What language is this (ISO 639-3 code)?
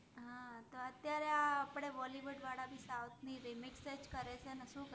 guj